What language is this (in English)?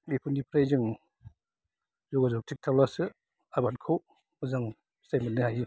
Bodo